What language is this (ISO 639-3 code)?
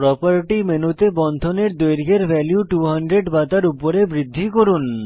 ben